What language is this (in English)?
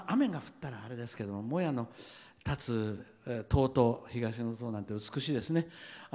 Japanese